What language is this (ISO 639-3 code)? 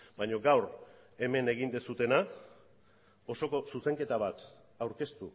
eus